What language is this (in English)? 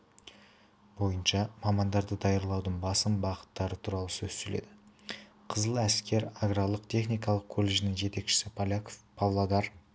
Kazakh